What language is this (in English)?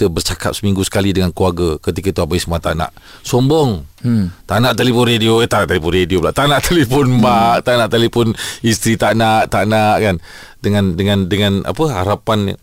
Malay